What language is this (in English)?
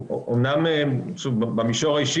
Hebrew